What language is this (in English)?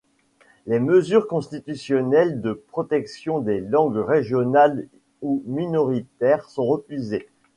French